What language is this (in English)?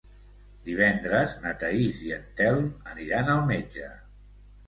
Catalan